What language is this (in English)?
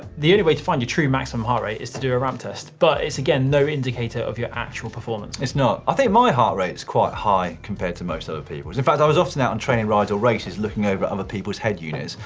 English